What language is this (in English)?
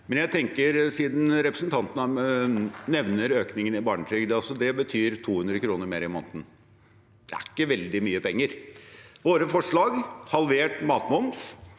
Norwegian